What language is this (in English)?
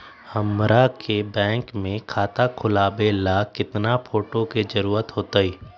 Magahi